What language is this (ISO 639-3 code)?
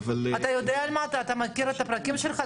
heb